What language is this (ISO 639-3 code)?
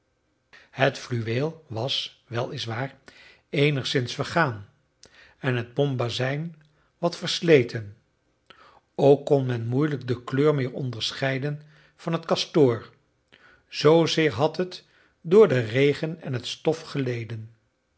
nld